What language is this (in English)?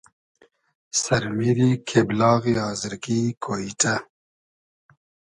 Hazaragi